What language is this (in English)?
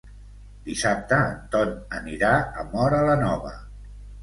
Catalan